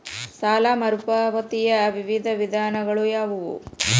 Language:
Kannada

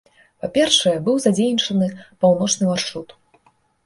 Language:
Belarusian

